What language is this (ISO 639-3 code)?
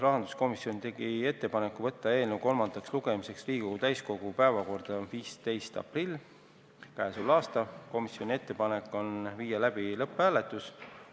est